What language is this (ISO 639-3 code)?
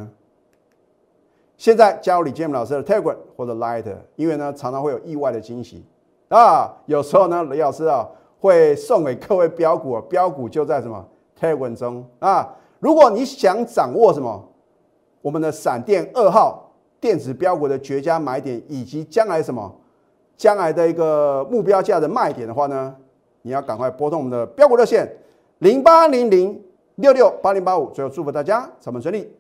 zho